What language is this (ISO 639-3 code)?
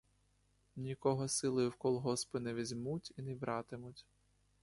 ukr